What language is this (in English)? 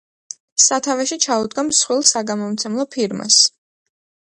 Georgian